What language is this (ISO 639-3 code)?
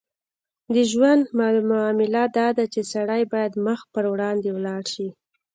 pus